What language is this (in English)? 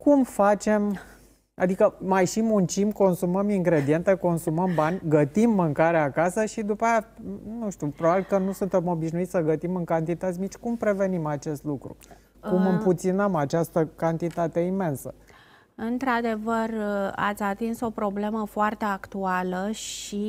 Romanian